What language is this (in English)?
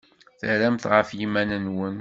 Kabyle